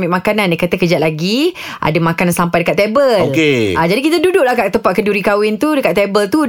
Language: Malay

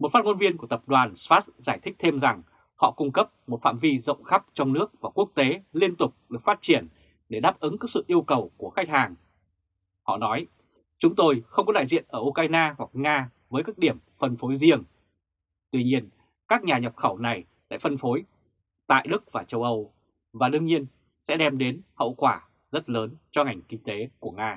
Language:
Vietnamese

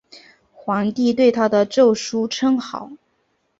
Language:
Chinese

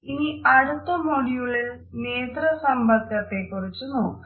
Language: Malayalam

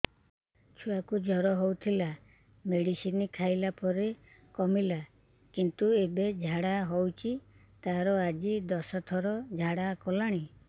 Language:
Odia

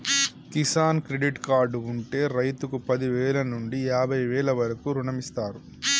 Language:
Telugu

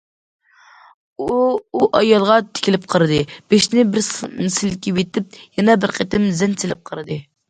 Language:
Uyghur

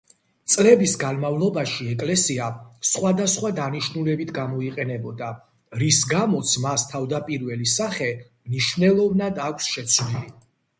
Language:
Georgian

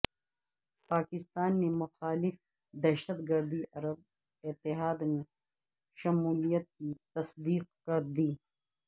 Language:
Urdu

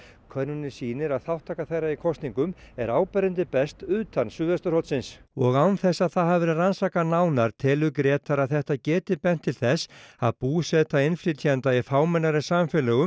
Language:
Icelandic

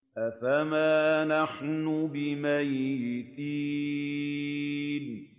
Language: Arabic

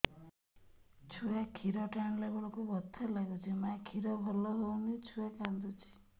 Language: Odia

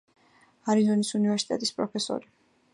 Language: Georgian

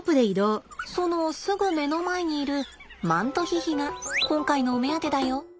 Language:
Japanese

